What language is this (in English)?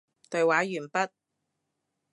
Cantonese